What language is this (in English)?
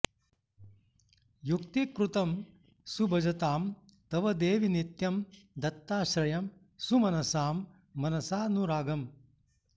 Sanskrit